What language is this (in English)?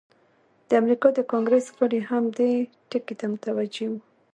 Pashto